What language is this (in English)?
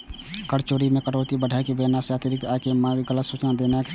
Maithili